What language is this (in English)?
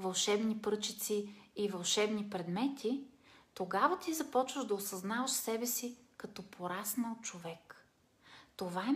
Bulgarian